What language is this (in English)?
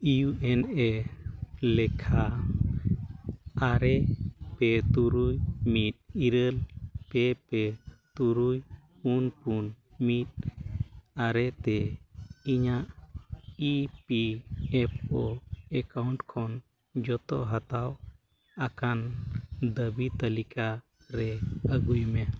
Santali